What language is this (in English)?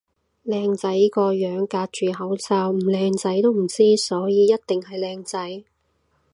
Cantonese